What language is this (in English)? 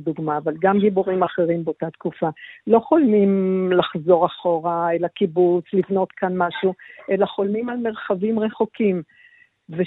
Hebrew